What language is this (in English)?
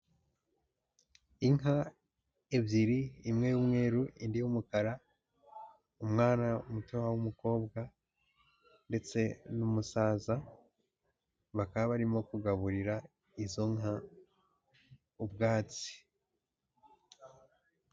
Kinyarwanda